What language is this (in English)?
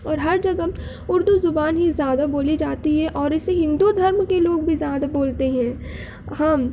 Urdu